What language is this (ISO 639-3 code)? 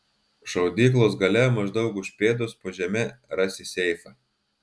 lit